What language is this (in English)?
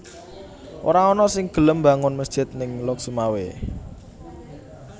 Javanese